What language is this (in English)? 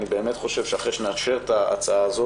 Hebrew